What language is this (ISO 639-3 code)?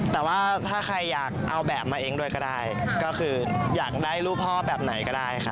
tha